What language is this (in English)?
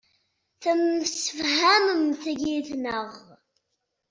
Kabyle